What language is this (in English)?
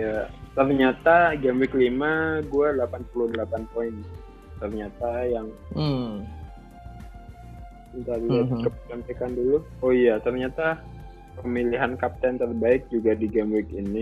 Indonesian